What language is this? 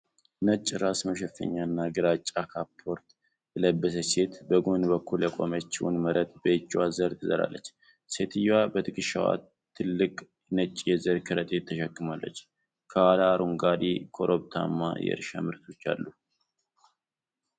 Amharic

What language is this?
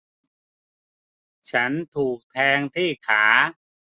Thai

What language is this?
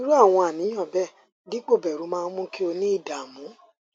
Yoruba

